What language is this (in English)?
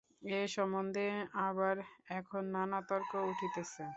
Bangla